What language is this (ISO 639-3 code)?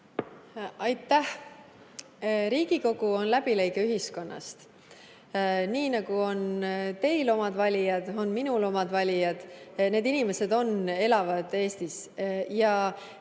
est